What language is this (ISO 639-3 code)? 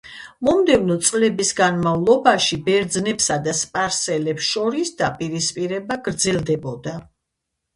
kat